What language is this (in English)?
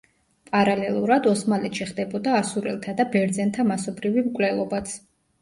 Georgian